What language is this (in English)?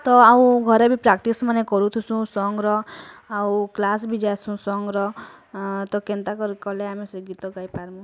Odia